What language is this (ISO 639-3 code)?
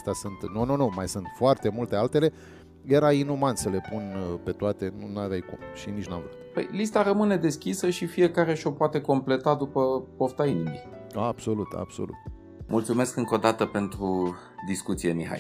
ron